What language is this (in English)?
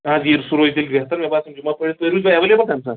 Kashmiri